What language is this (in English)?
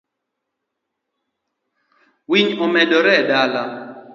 Luo (Kenya and Tanzania)